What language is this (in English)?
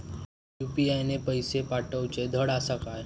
Marathi